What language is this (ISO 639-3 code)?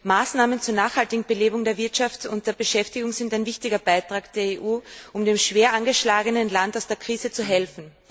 deu